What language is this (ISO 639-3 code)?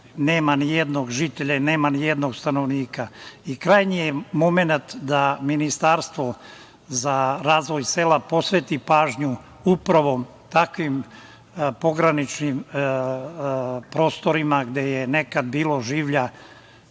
srp